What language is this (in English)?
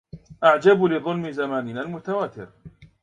Arabic